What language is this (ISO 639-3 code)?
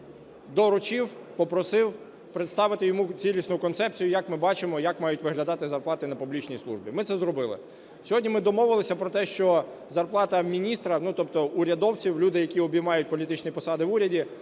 ukr